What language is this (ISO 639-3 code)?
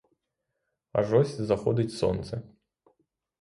ukr